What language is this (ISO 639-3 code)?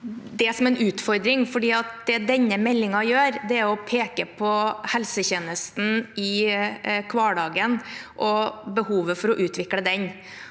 nor